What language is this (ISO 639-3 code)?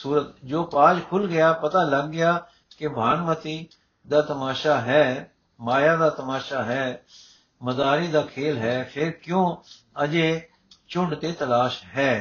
pan